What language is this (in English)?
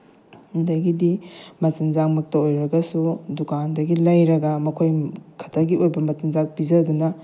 Manipuri